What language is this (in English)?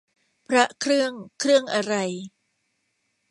Thai